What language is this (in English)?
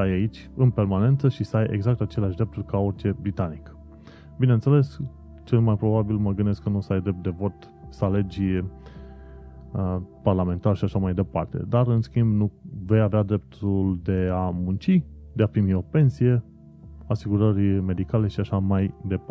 Romanian